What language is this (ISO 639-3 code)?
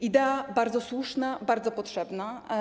pol